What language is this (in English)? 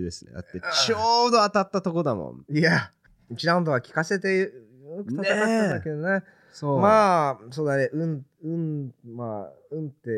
Japanese